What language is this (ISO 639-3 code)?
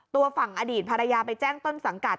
tha